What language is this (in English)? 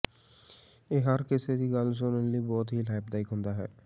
Punjabi